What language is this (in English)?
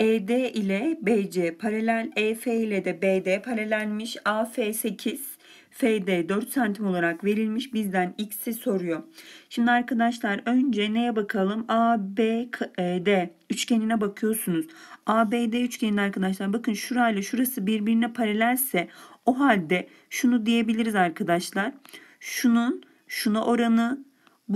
Turkish